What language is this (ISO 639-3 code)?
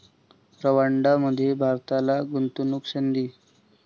mar